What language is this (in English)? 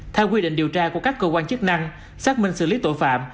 Vietnamese